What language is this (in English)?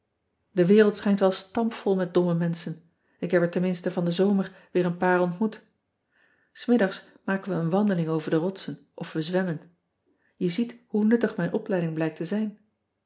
Dutch